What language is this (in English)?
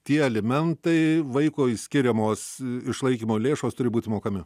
Lithuanian